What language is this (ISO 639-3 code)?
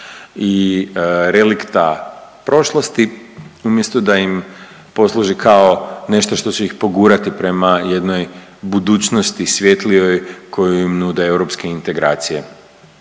hrv